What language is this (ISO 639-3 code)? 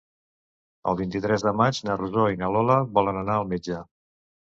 cat